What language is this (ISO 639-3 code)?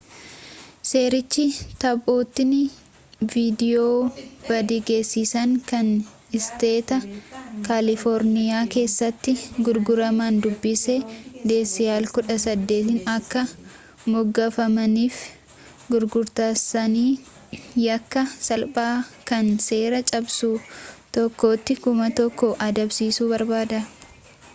orm